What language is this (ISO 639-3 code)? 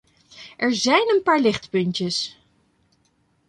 nld